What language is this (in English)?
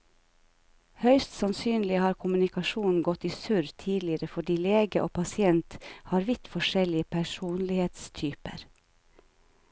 Norwegian